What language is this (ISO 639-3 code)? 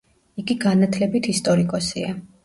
kat